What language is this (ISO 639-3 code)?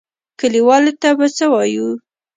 pus